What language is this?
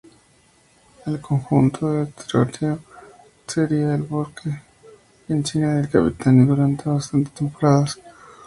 Spanish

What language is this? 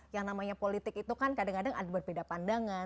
Indonesian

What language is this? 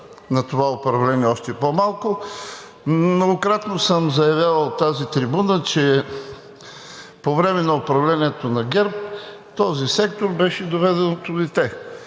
Bulgarian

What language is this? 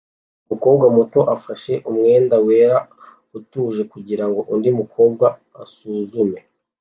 Kinyarwanda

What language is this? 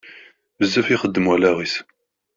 Kabyle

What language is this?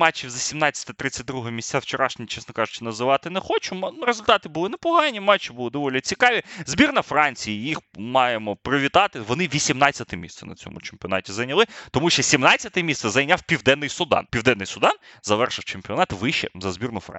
Ukrainian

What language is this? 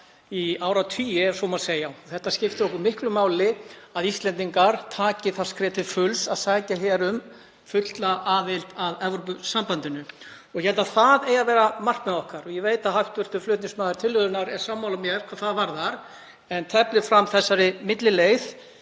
Icelandic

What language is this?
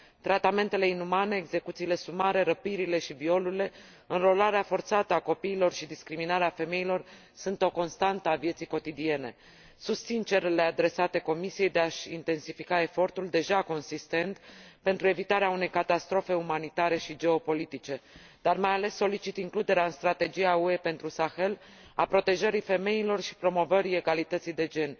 Romanian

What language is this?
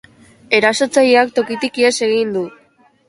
Basque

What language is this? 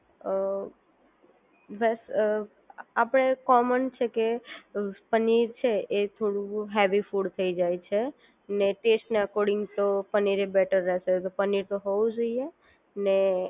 Gujarati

